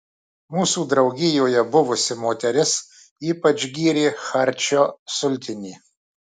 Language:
Lithuanian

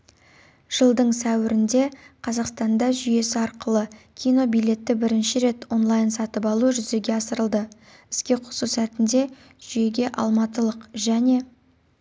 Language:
Kazakh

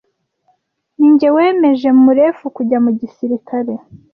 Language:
Kinyarwanda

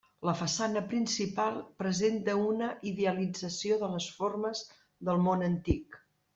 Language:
Catalan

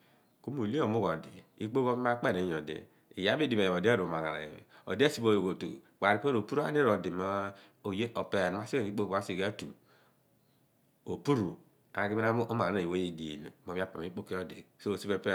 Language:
Abua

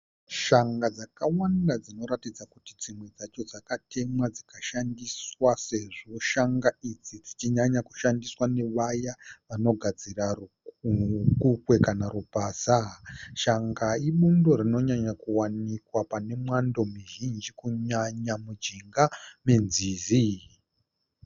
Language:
Shona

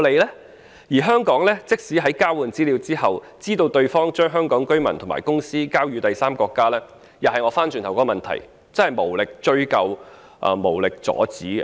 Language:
Cantonese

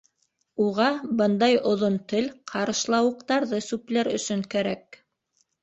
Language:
Bashkir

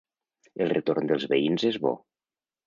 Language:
Catalan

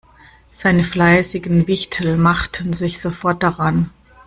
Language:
German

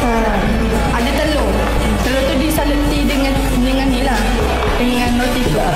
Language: Malay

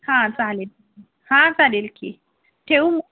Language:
Marathi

